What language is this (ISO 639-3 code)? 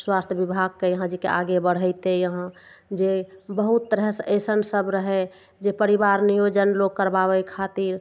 mai